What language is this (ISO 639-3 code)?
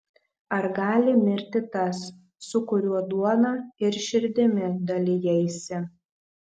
lit